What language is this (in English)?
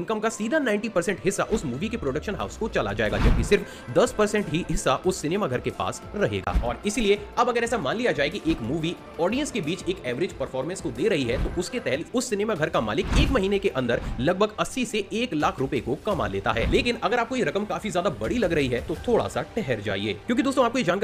Hindi